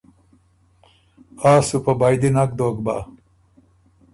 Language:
Ormuri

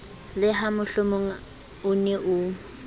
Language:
Southern Sotho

